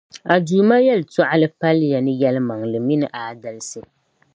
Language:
Dagbani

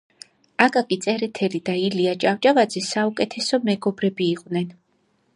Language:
Georgian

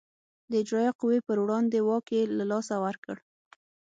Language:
Pashto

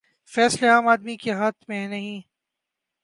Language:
Urdu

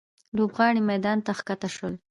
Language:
Pashto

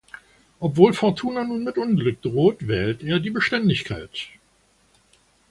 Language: German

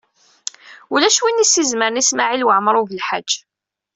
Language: Kabyle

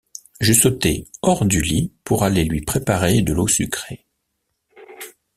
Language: French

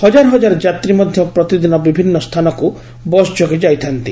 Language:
Odia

